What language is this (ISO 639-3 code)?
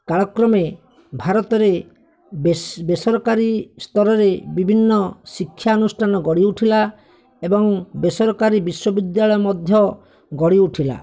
ori